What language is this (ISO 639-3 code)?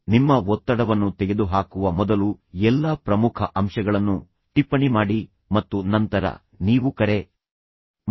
kan